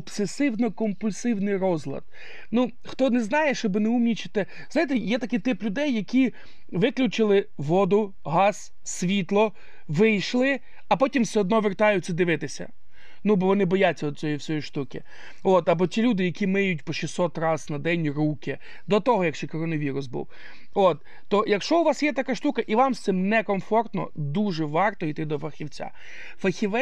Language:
Ukrainian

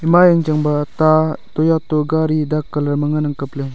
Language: Wancho Naga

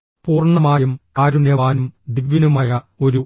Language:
Malayalam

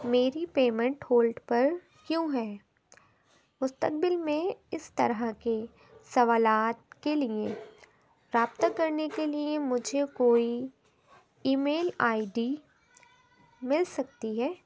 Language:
Urdu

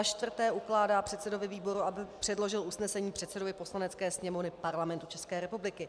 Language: Czech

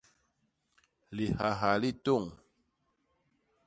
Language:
Basaa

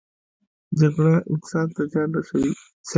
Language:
Pashto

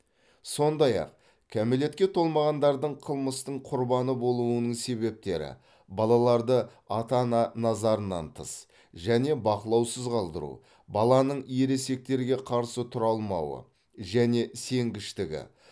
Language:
Kazakh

